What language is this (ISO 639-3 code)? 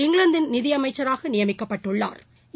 tam